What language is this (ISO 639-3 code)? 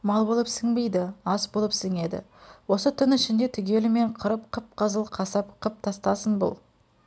kaz